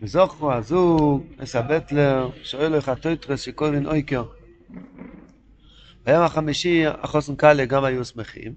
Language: Hebrew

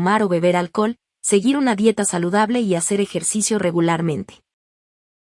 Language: Spanish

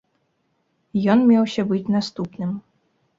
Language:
Belarusian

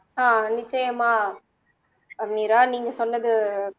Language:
Tamil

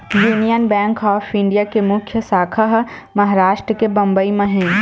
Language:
Chhattisgarhi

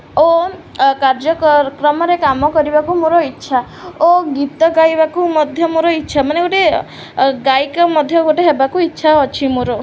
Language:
Odia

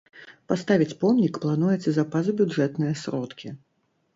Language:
Belarusian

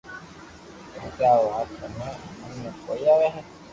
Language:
Loarki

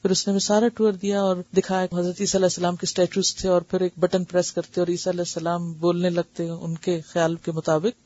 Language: Urdu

